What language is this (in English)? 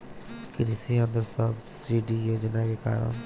Bhojpuri